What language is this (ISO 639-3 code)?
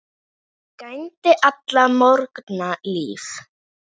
isl